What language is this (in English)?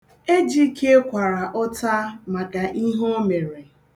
Igbo